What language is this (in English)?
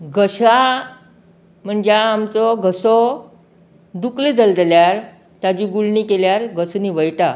Konkani